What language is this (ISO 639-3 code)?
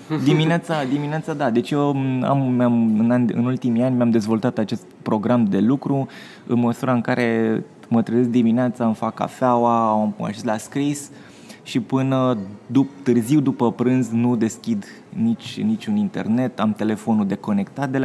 ron